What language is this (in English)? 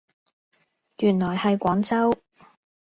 Cantonese